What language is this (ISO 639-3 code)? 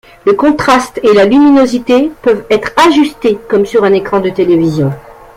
fra